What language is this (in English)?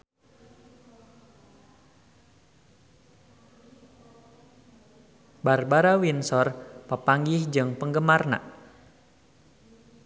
Sundanese